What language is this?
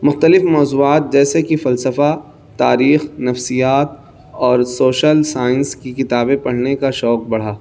Urdu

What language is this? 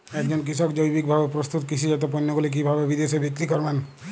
Bangla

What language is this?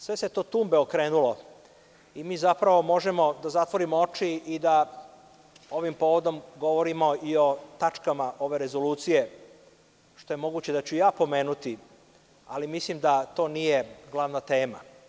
Serbian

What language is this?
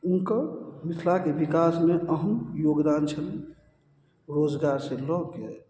Maithili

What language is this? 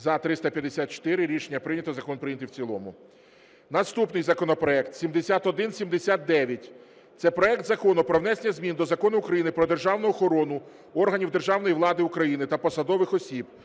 Ukrainian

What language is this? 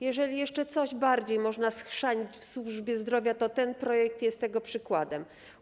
Polish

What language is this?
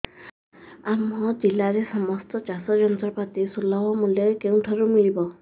Odia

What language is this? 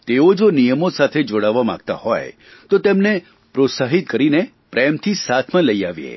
Gujarati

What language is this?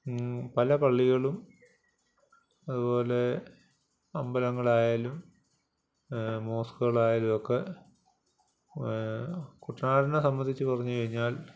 Malayalam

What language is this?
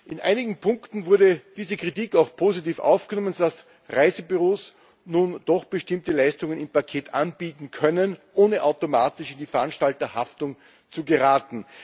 German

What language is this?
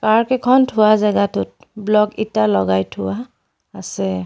Assamese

